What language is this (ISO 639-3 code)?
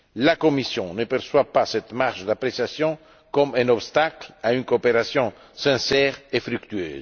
fra